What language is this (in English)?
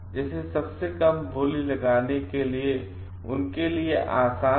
Hindi